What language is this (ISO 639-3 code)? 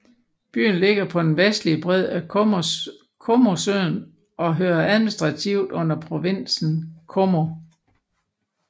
dan